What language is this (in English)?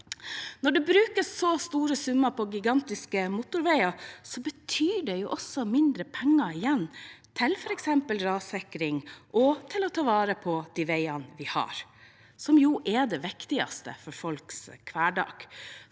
Norwegian